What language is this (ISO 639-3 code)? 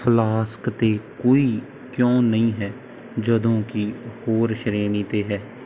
pan